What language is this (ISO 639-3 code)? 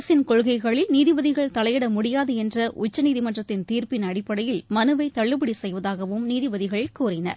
tam